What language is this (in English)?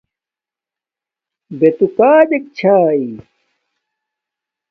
Domaaki